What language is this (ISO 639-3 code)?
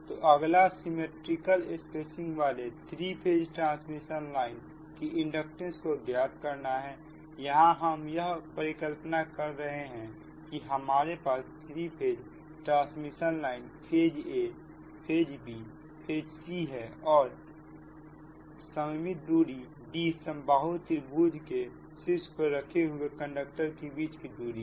hin